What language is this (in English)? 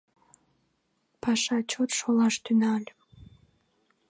Mari